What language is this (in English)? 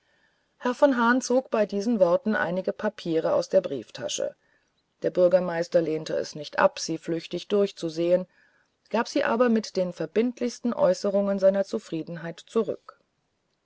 German